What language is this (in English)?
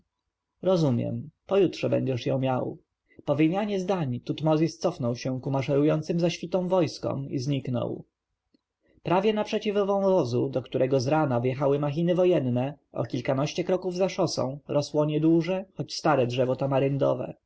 Polish